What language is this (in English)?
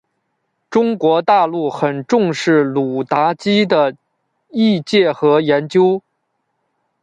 Chinese